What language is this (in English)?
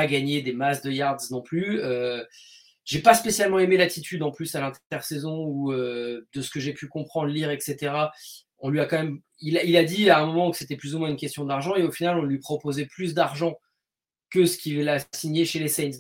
French